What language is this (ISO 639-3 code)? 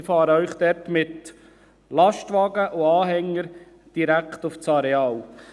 gsw